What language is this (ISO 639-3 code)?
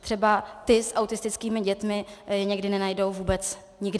ces